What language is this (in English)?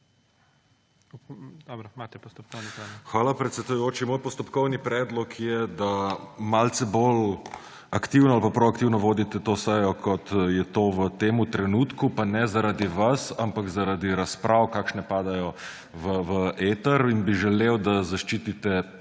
Slovenian